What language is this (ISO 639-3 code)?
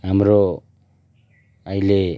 nep